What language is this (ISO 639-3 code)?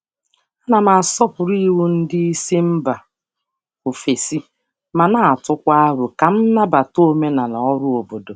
ibo